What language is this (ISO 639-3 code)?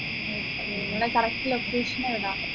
mal